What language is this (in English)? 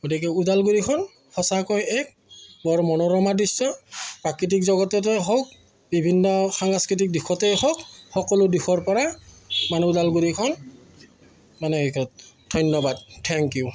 Assamese